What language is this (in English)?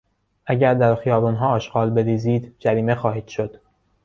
Persian